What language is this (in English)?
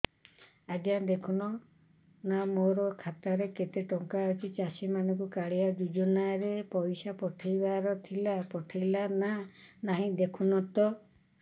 Odia